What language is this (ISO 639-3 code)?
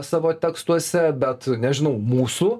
lit